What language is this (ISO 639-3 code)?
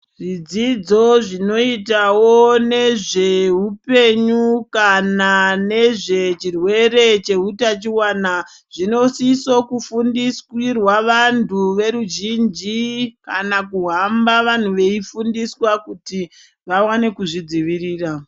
ndc